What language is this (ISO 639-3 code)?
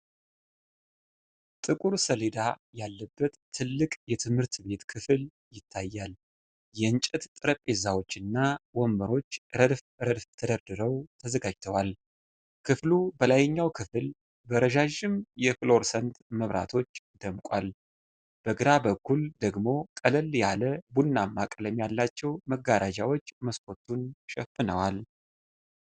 amh